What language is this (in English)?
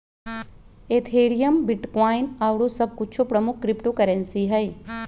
Magahi